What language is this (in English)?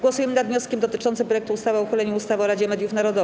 Polish